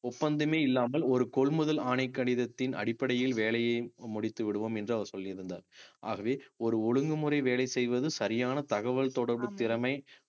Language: Tamil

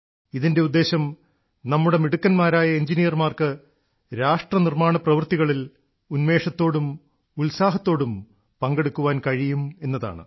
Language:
Malayalam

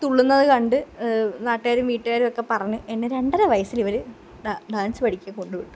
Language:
Malayalam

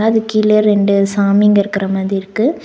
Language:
Tamil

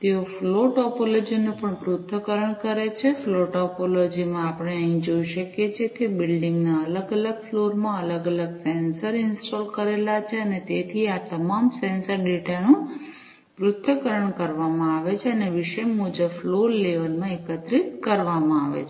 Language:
Gujarati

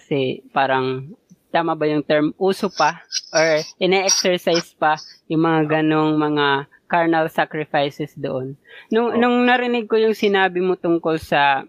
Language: Filipino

